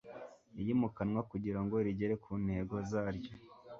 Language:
Kinyarwanda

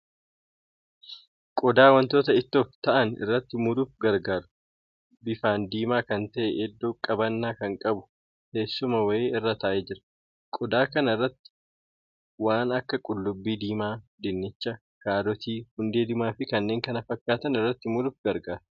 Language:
Oromo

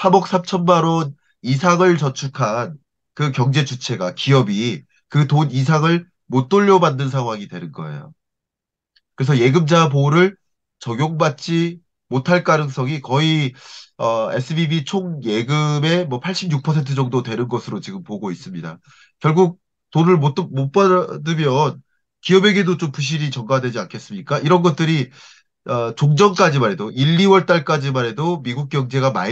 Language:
Korean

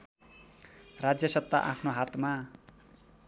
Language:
Nepali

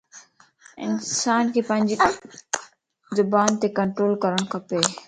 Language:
Lasi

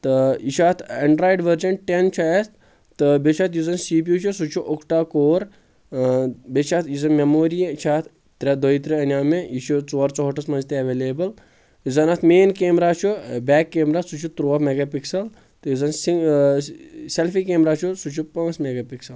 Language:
Kashmiri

